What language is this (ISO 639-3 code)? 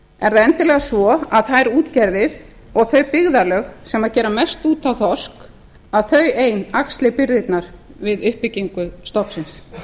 isl